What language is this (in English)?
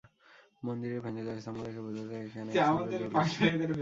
Bangla